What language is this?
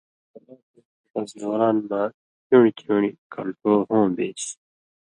Indus Kohistani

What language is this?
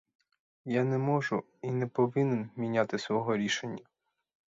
Ukrainian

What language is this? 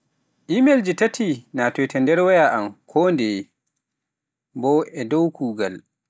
Pular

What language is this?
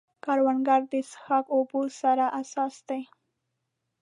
Pashto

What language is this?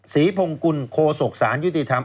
Thai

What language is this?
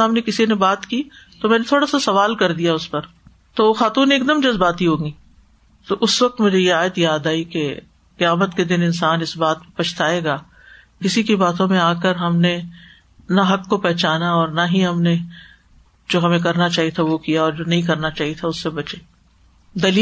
Urdu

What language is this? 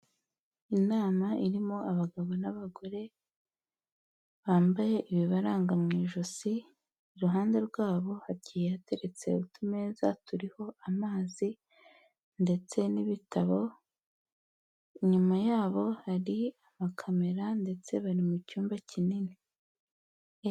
Kinyarwanda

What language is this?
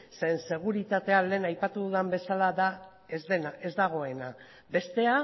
Basque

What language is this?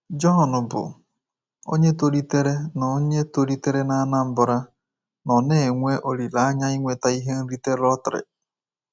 Igbo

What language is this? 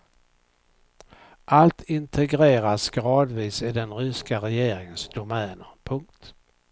Swedish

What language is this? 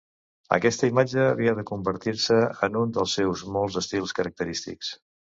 Catalan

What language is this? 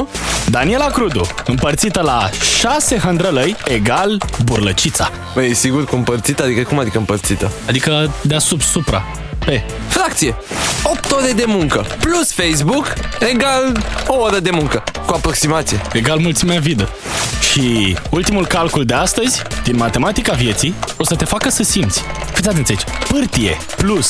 Romanian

